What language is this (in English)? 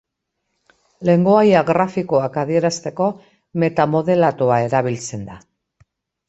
Basque